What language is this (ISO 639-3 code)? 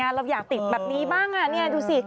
tha